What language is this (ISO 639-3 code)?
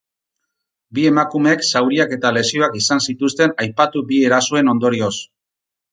eus